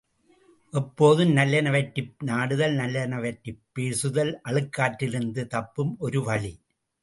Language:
Tamil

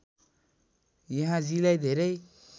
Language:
Nepali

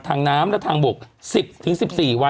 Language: Thai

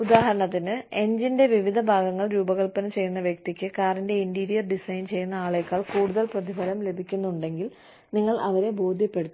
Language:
Malayalam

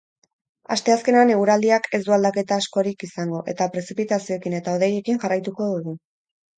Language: Basque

